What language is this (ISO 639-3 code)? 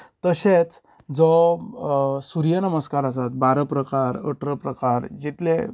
kok